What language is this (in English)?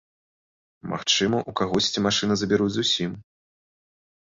Belarusian